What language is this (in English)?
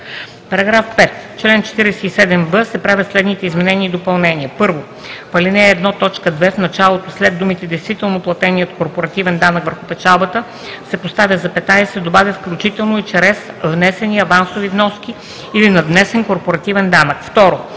Bulgarian